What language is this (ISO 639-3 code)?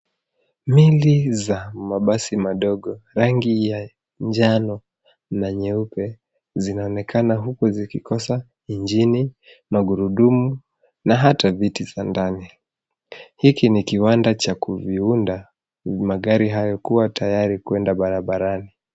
swa